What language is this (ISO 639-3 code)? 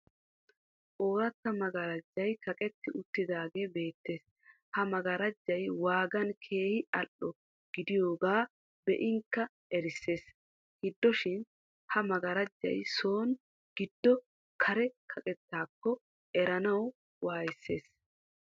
wal